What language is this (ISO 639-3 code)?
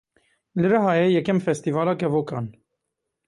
kur